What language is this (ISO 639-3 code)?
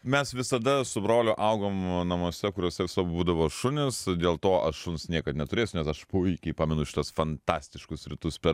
lit